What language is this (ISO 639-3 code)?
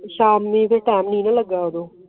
pan